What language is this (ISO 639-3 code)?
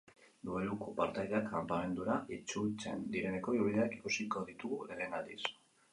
eus